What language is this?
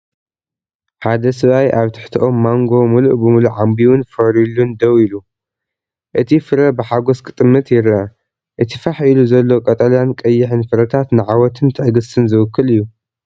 Tigrinya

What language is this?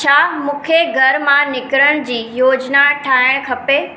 Sindhi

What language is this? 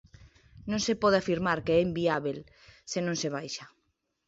Galician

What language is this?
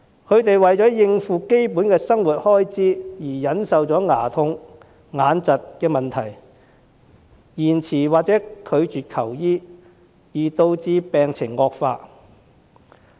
Cantonese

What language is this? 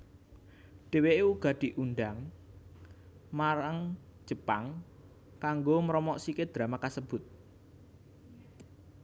Javanese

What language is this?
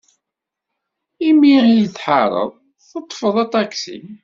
Kabyle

